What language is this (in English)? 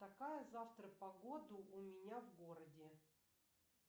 Russian